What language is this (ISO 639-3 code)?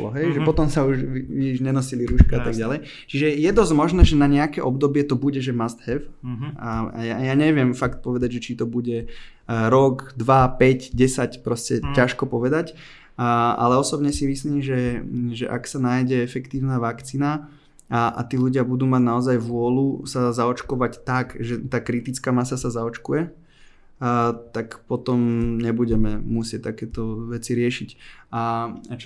slk